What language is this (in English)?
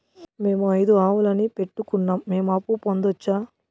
Telugu